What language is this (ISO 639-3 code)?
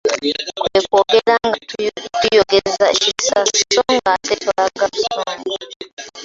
lug